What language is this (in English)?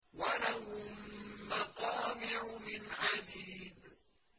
Arabic